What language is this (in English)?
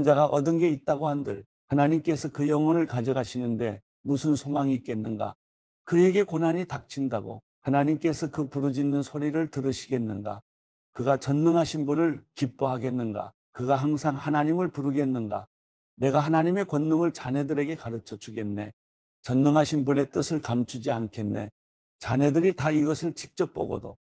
Korean